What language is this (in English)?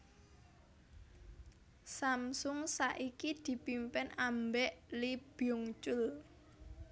Javanese